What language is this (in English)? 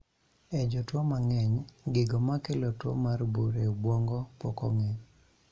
Luo (Kenya and Tanzania)